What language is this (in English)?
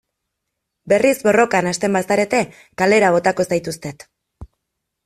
Basque